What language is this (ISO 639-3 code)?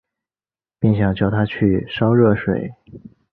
zho